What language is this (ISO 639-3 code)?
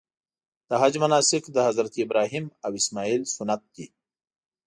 pus